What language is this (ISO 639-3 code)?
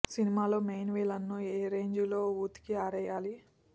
tel